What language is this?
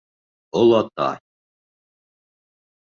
Bashkir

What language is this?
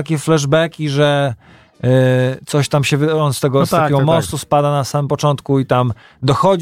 Polish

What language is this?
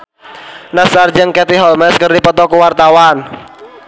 Sundanese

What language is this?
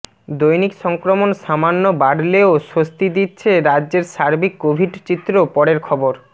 Bangla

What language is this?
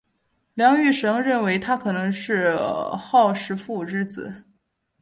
Chinese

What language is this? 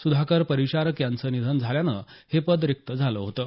Marathi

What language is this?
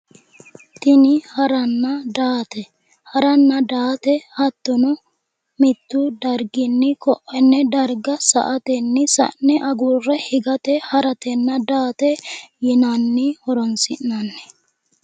Sidamo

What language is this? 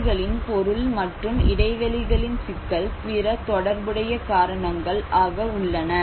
Tamil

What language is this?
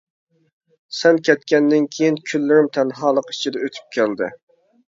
Uyghur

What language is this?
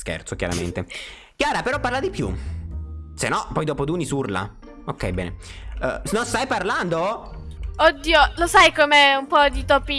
Italian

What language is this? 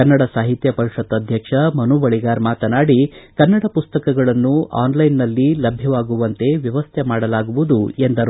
Kannada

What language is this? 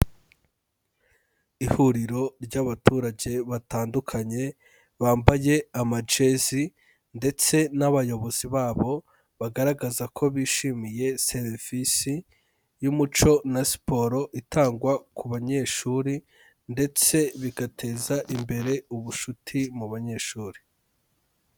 Kinyarwanda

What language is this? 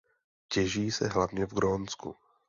Czech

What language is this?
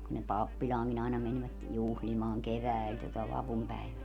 Finnish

